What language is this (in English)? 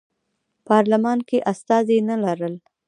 Pashto